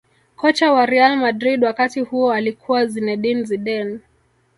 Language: Swahili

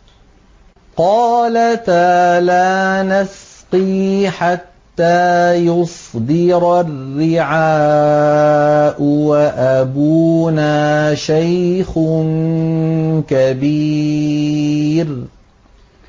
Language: Arabic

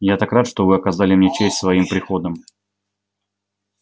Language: Russian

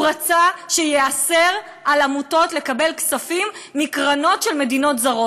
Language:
Hebrew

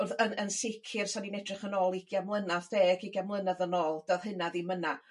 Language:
Welsh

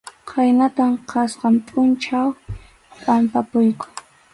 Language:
Arequipa-La Unión Quechua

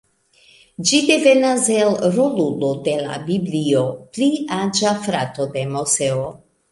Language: Esperanto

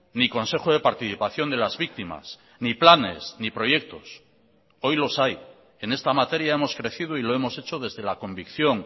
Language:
Spanish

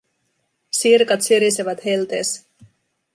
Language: Finnish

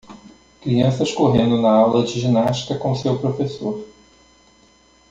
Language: Portuguese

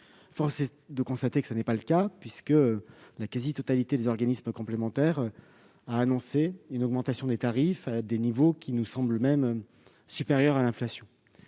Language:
French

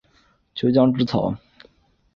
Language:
Chinese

